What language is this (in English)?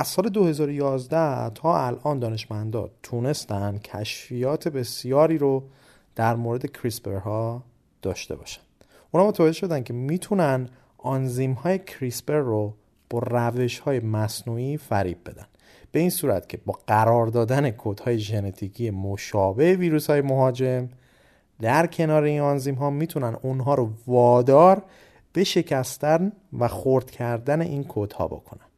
Persian